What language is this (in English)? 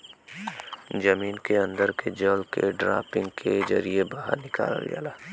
Bhojpuri